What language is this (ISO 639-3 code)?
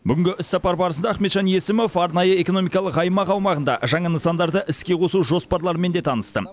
kaz